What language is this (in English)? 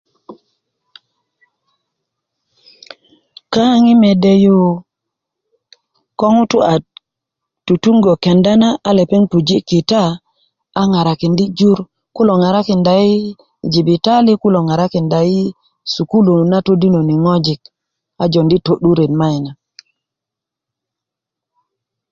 Kuku